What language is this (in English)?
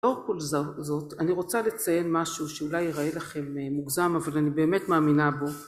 Hebrew